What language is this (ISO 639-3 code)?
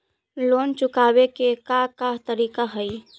mag